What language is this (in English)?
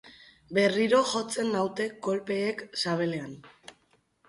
Basque